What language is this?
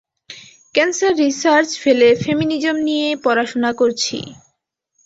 Bangla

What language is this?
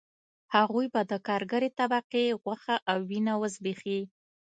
Pashto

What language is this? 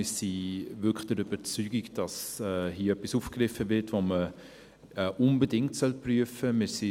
Swiss German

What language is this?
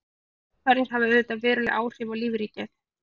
Icelandic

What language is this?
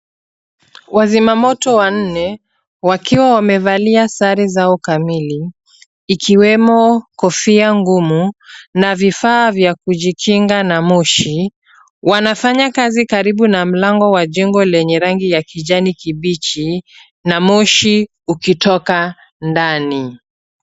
Swahili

